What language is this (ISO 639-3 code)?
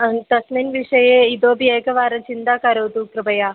san